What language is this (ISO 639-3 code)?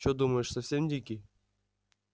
rus